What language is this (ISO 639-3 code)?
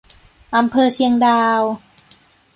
tha